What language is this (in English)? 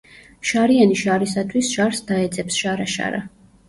Georgian